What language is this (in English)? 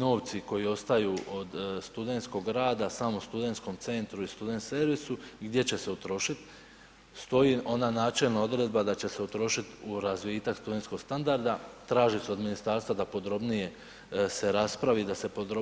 Croatian